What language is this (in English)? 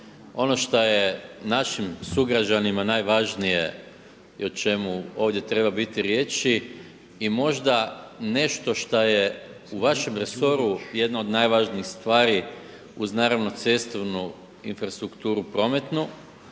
Croatian